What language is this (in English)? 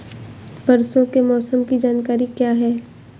Hindi